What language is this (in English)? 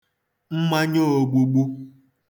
Igbo